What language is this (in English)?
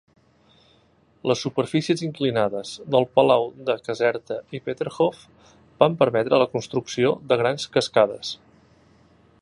Catalan